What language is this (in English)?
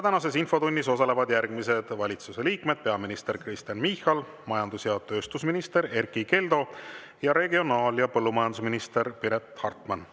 Estonian